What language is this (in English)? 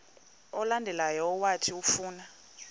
Xhosa